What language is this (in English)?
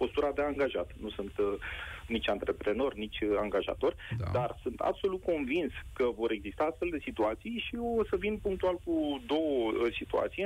Romanian